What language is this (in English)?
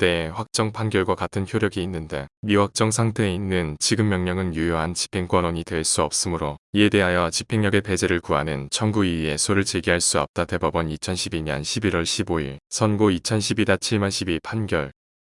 Korean